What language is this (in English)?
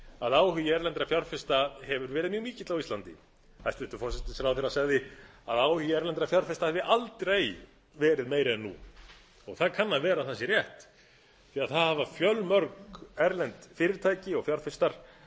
Icelandic